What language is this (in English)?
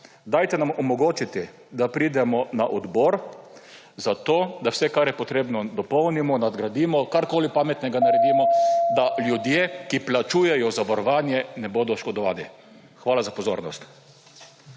Slovenian